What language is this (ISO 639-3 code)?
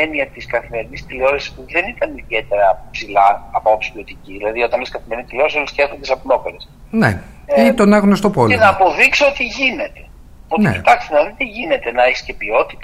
ell